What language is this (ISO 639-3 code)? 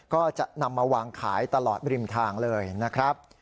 tha